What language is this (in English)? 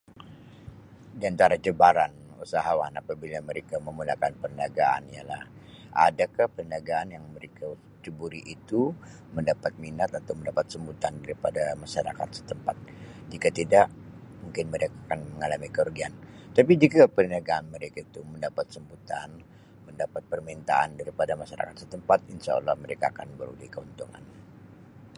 Sabah Malay